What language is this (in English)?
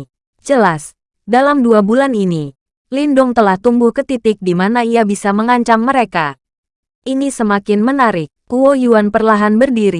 Indonesian